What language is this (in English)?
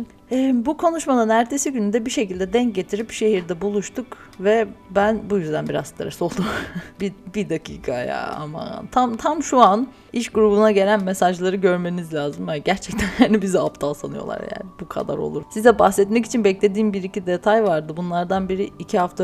Turkish